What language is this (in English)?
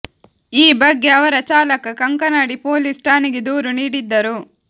Kannada